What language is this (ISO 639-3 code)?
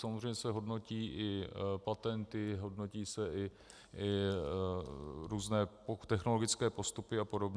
ces